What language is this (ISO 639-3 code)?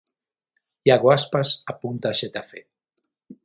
glg